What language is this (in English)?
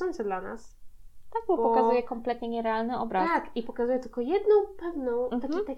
Polish